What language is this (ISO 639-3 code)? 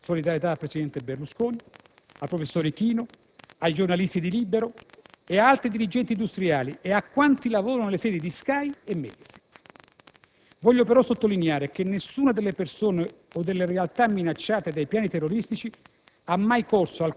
ita